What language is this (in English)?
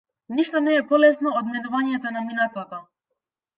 Macedonian